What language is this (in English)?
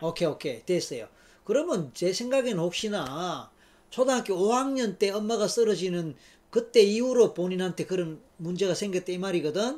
Korean